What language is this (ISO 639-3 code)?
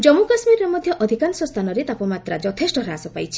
ori